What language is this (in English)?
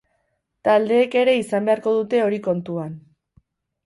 Basque